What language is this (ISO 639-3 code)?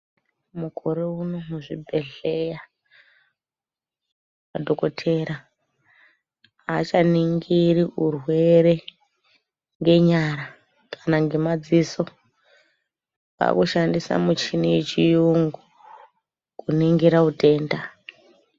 ndc